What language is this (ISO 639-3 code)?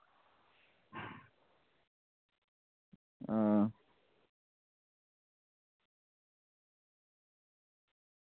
doi